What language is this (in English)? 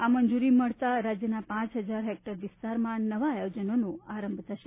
Gujarati